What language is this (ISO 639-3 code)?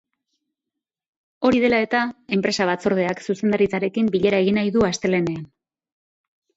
eus